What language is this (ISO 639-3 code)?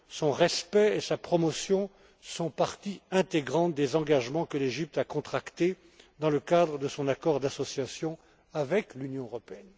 fra